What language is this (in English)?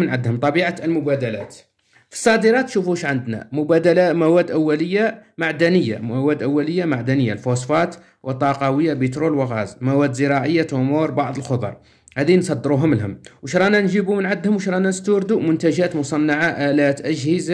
Arabic